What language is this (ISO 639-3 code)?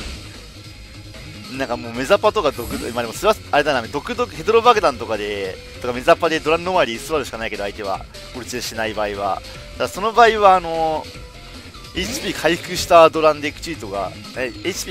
jpn